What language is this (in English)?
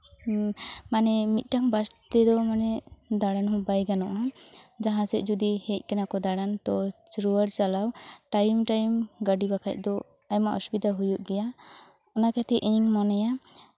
Santali